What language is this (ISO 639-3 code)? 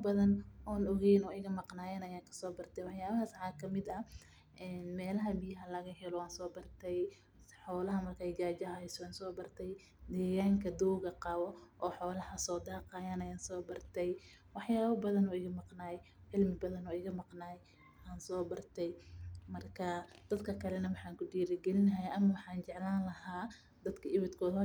som